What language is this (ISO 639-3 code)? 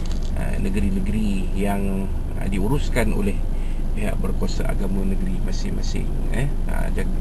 msa